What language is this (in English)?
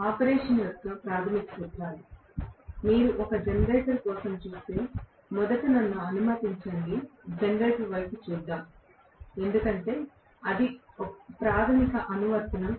Telugu